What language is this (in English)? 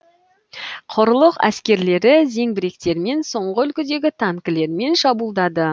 Kazakh